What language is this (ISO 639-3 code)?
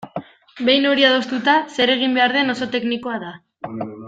eus